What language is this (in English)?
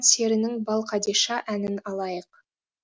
Kazakh